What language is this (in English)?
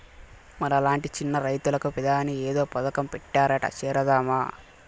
Telugu